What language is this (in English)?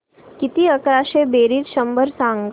Marathi